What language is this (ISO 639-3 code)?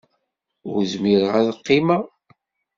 kab